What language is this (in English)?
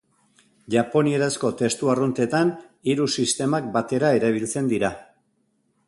Basque